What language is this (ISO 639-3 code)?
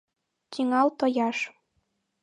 chm